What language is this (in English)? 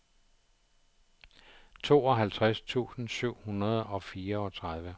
Danish